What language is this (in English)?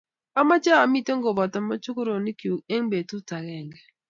Kalenjin